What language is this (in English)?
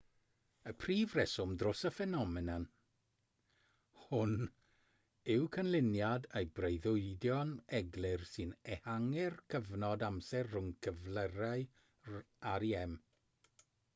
Welsh